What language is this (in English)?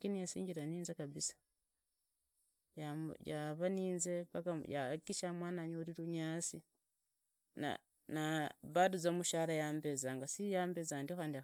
Idakho-Isukha-Tiriki